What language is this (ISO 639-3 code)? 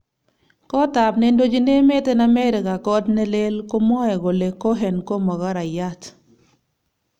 kln